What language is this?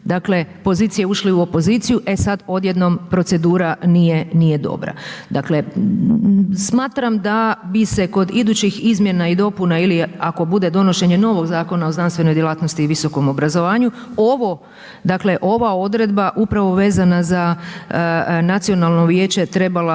Croatian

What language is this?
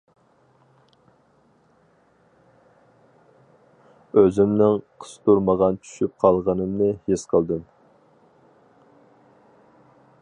Uyghur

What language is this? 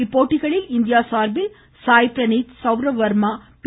Tamil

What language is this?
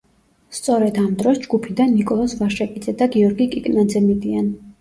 Georgian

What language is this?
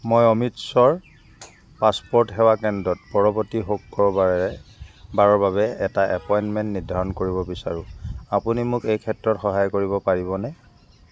Assamese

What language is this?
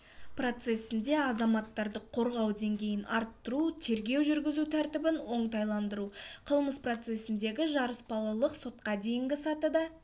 Kazakh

